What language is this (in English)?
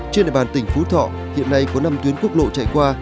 Vietnamese